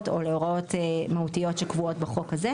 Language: Hebrew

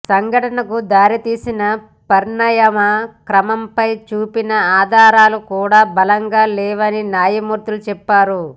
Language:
Telugu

